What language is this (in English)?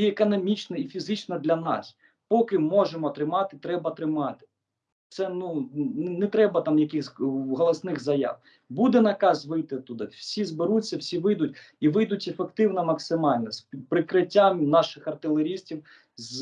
Ukrainian